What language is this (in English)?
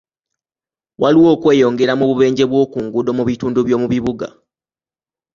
Ganda